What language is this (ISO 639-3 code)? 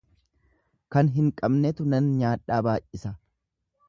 orm